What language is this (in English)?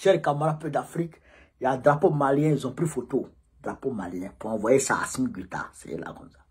French